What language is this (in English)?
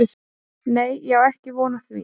Icelandic